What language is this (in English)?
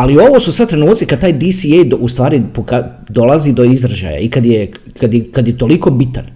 Croatian